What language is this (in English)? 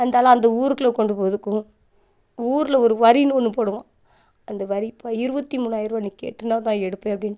Tamil